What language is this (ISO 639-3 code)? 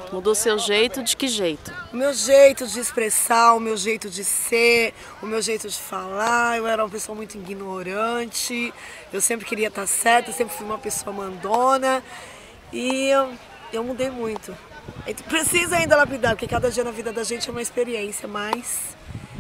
por